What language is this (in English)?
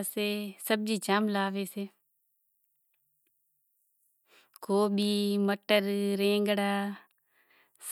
Kachi Koli